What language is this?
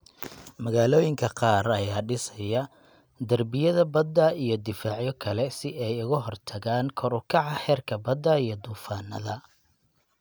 Somali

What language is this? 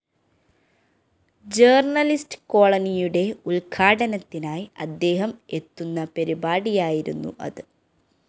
Malayalam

